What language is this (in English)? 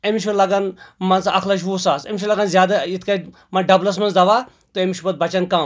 Kashmiri